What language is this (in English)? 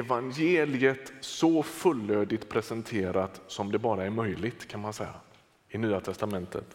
Swedish